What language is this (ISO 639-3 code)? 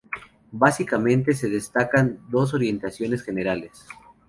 spa